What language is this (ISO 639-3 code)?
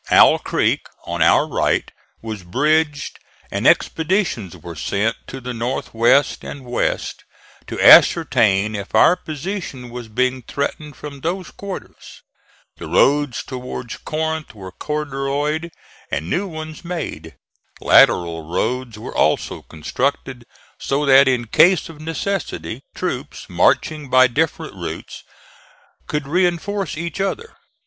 eng